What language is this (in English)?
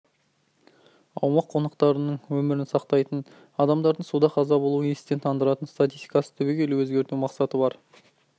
Kazakh